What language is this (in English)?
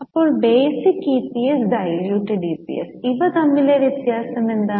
Malayalam